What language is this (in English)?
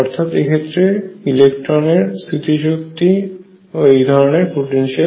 Bangla